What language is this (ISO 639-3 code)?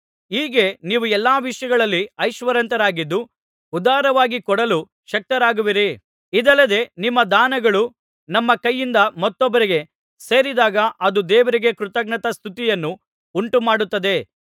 kan